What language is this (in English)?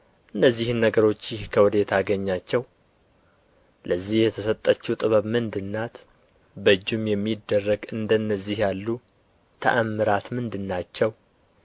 Amharic